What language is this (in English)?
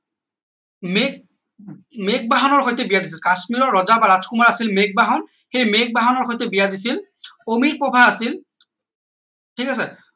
Assamese